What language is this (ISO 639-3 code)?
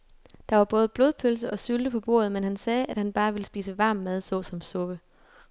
dan